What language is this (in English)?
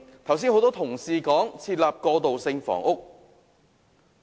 Cantonese